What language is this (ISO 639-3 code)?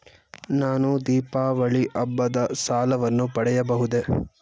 kan